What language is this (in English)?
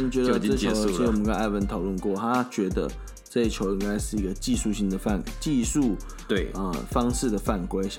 Chinese